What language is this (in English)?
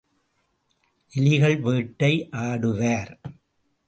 Tamil